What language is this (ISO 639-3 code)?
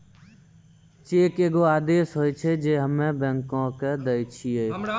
mai